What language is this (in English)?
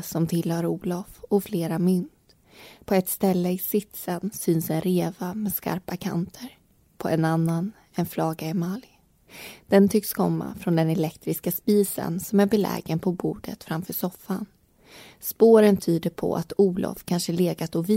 Swedish